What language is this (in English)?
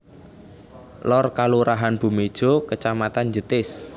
Javanese